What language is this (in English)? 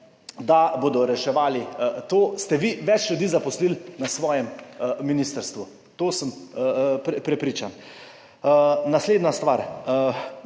Slovenian